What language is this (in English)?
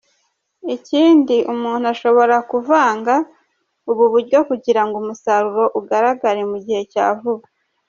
Kinyarwanda